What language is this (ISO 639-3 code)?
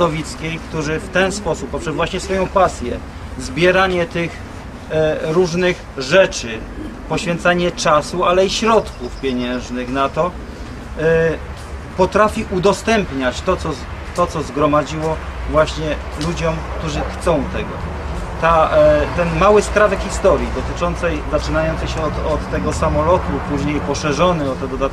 pol